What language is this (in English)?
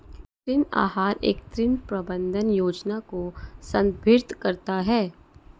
Hindi